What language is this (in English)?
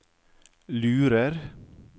Norwegian